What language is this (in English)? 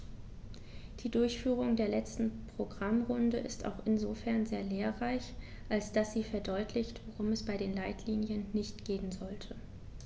German